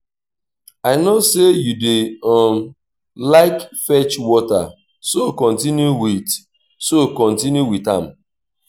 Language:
Nigerian Pidgin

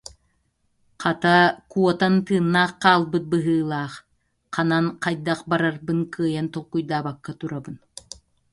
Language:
Yakut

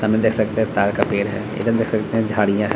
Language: Hindi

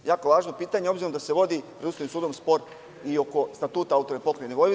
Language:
Serbian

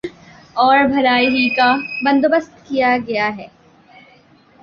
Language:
Urdu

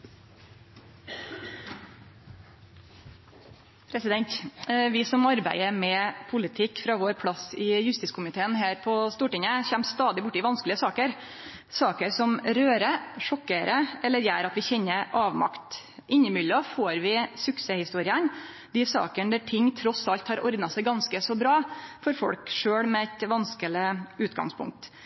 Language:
Norwegian Nynorsk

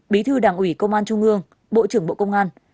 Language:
Vietnamese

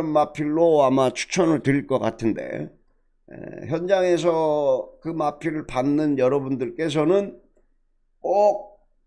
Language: Korean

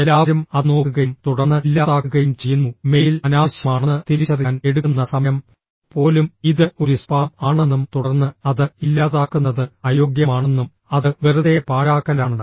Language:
Malayalam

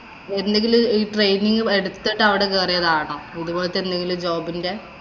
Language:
Malayalam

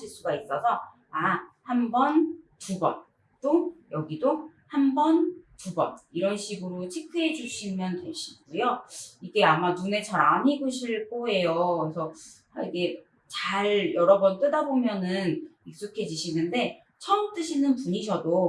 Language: Korean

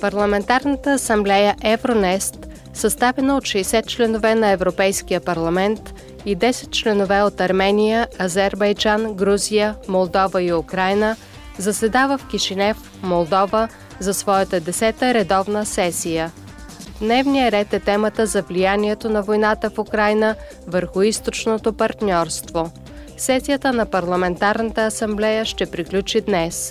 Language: Bulgarian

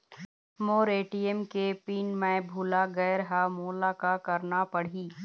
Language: Chhattisgarhi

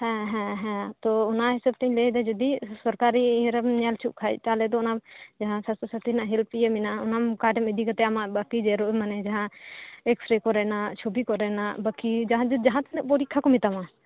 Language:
Santali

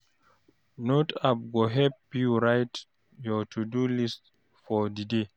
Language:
Nigerian Pidgin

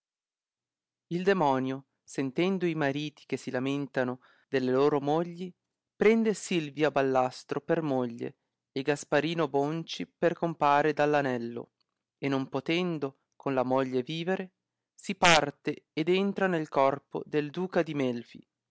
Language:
Italian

